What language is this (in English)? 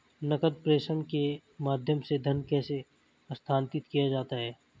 Hindi